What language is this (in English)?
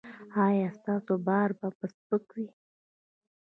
Pashto